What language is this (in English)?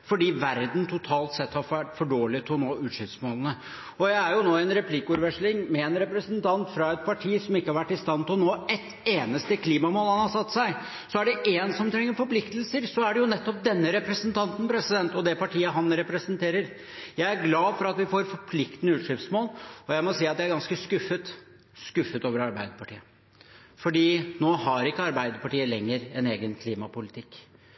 Norwegian Bokmål